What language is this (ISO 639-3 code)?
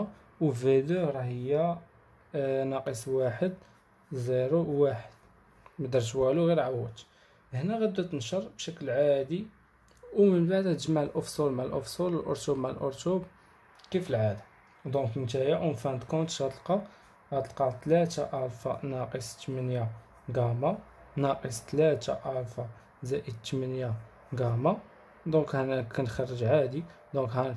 ara